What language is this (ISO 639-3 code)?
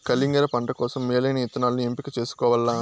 tel